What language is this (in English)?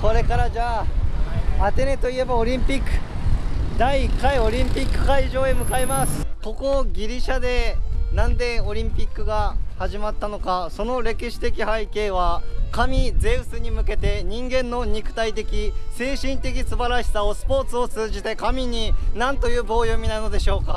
Japanese